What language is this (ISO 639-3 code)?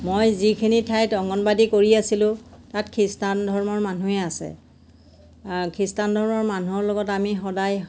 asm